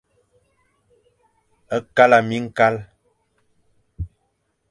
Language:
Fang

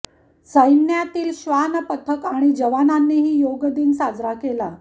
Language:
Marathi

